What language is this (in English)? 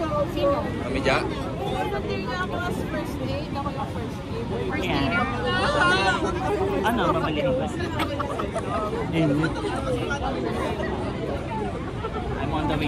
Filipino